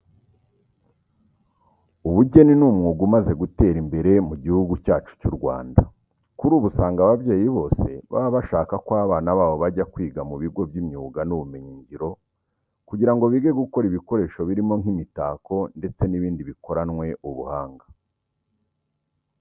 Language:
Kinyarwanda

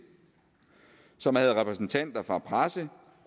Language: Danish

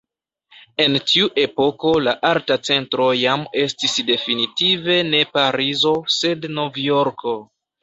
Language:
Esperanto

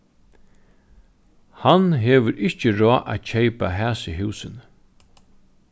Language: Faroese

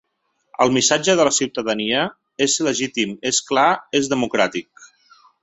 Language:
Catalan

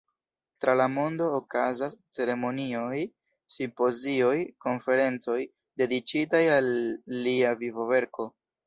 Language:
Esperanto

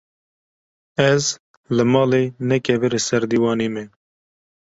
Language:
Kurdish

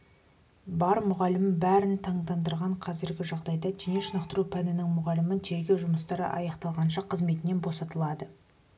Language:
Kazakh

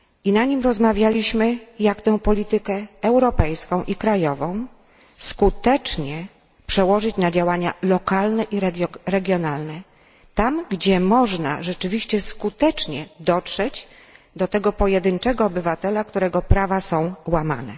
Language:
Polish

